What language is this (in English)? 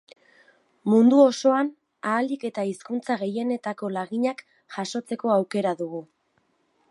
Basque